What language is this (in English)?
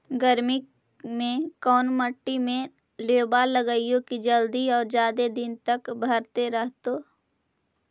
Magahi